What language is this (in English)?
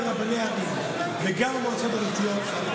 Hebrew